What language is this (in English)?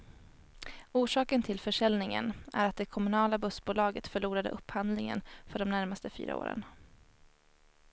Swedish